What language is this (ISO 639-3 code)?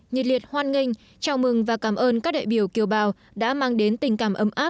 vie